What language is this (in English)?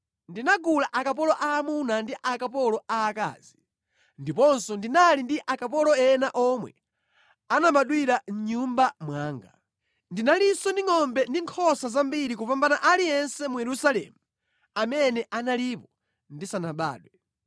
Nyanja